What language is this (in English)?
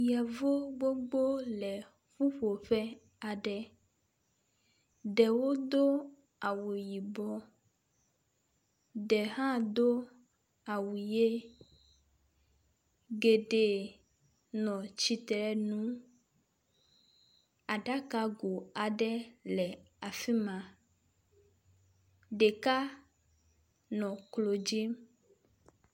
Ewe